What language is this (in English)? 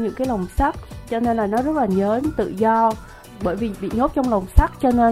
Vietnamese